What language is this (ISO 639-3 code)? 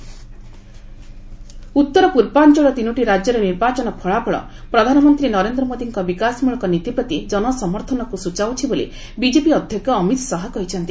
ori